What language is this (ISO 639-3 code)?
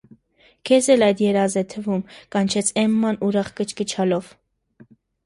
hye